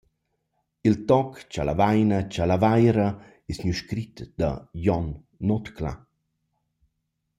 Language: Romansh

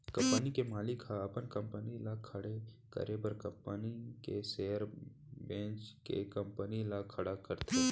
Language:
Chhattisgarhi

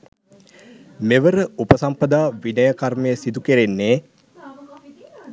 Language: Sinhala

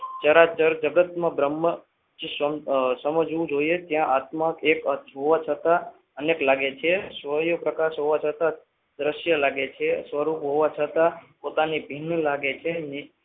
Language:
Gujarati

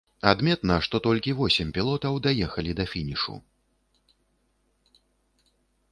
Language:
Belarusian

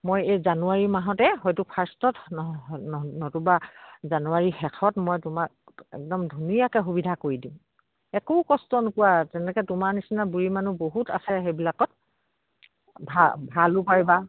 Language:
Assamese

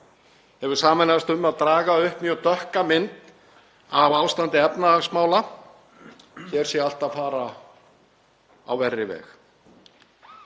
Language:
Icelandic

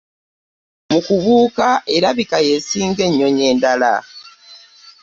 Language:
Ganda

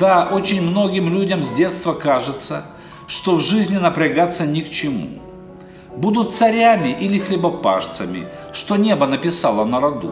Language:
Russian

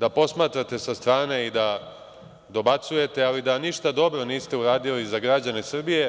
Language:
Serbian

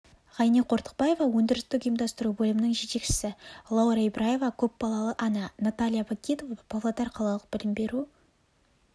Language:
Kazakh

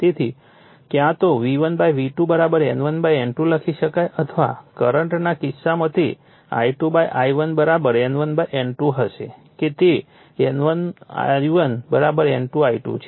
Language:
Gujarati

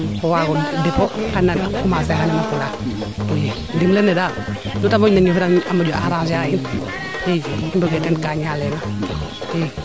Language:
Serer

